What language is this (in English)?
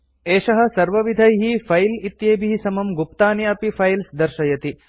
Sanskrit